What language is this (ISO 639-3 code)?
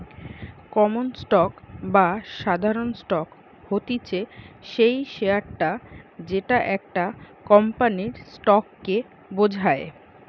ben